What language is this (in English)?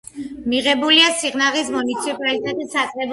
Georgian